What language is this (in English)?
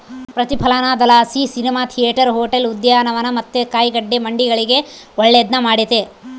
Kannada